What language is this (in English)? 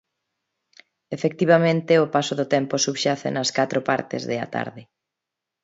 Galician